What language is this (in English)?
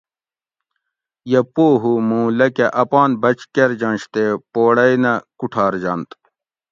Gawri